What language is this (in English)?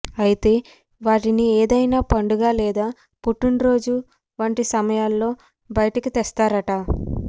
Telugu